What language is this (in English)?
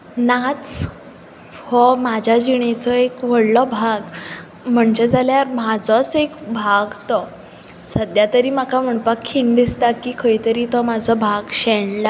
Konkani